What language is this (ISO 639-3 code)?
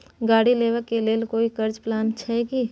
mai